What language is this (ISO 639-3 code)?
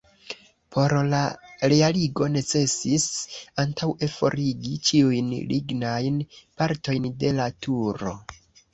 epo